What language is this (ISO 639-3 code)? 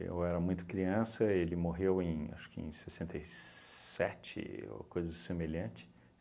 por